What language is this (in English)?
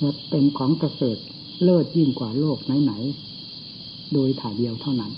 Thai